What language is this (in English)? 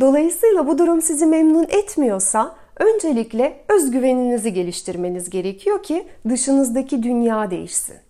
Turkish